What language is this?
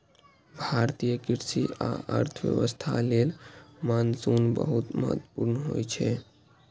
Maithili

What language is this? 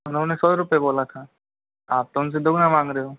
Hindi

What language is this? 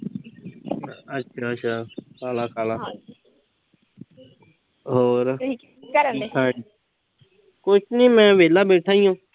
Punjabi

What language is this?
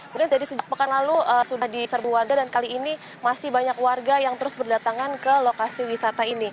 Indonesian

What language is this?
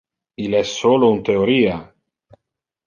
Interlingua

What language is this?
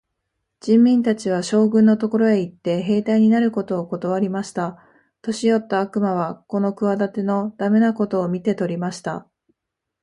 Japanese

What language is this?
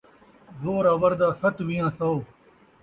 Saraiki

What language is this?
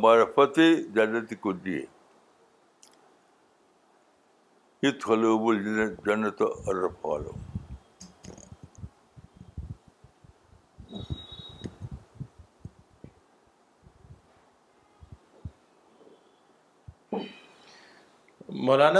Urdu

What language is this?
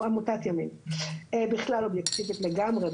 Hebrew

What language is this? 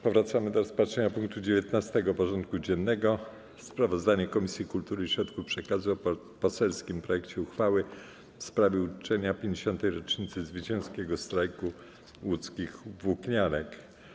Polish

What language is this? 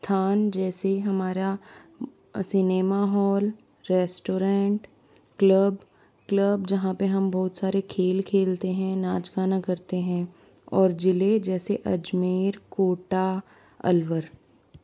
Hindi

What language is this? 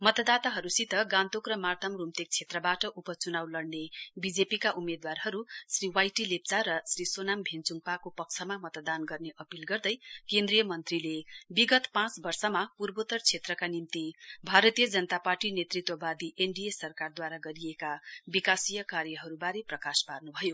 Nepali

